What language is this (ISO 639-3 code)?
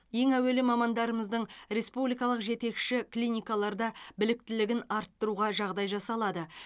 kaz